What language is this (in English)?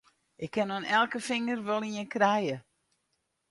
Western Frisian